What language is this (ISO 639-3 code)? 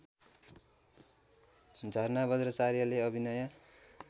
nep